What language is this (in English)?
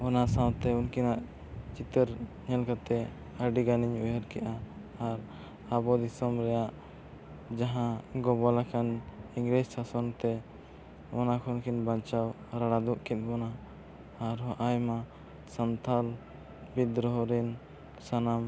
Santali